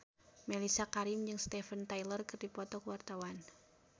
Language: Sundanese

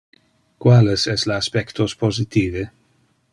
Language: Interlingua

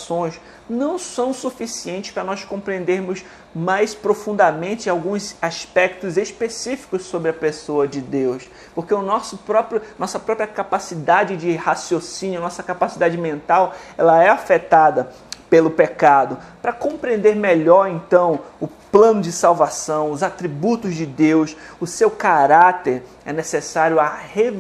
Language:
Portuguese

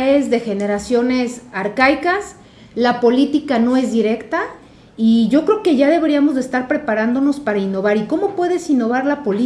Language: Spanish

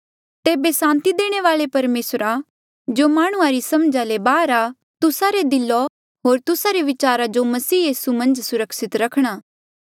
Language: Mandeali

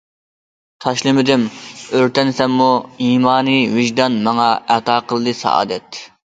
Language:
Uyghur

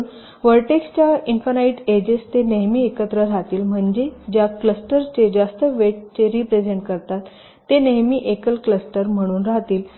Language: Marathi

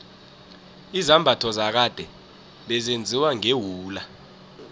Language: South Ndebele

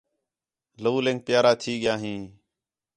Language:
Khetrani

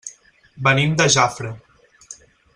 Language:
Catalan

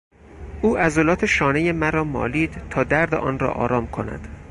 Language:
Persian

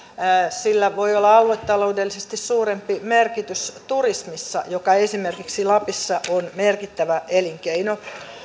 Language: Finnish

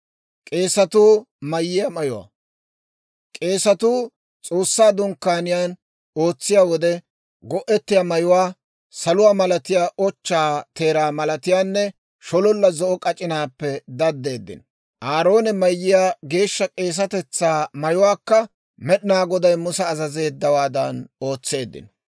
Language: Dawro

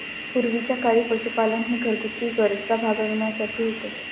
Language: Marathi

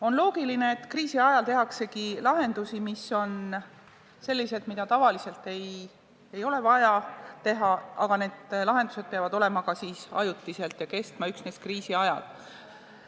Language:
Estonian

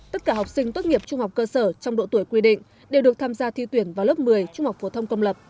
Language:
Vietnamese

